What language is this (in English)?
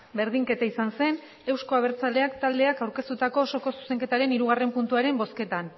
Basque